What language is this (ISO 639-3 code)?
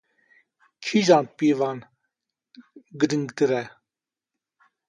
kur